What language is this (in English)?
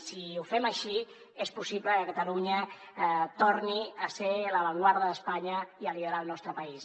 Catalan